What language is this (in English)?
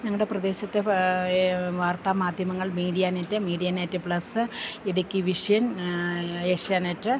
Malayalam